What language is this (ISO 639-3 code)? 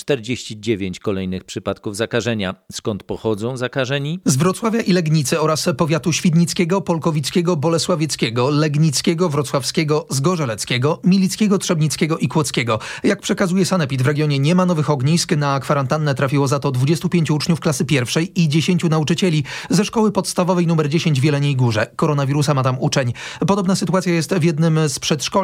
pol